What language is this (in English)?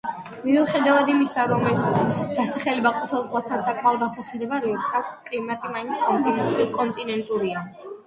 Georgian